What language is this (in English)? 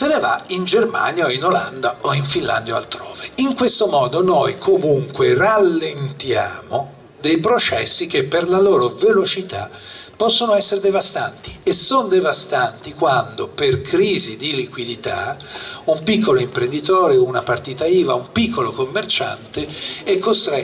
Italian